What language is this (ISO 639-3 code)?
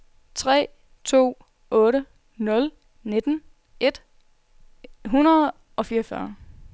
dan